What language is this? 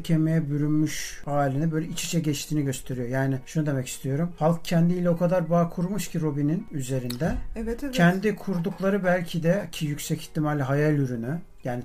Turkish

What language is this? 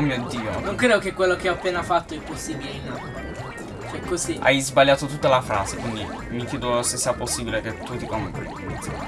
Italian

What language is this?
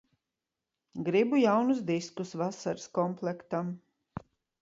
Latvian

